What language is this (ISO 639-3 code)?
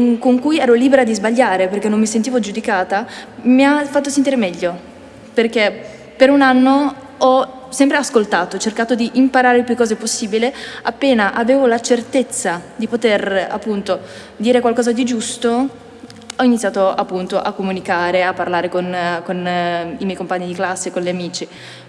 ita